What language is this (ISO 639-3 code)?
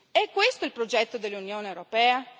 ita